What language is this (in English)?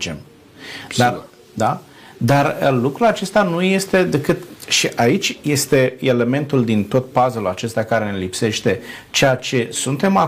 Romanian